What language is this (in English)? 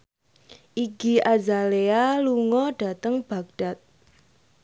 Javanese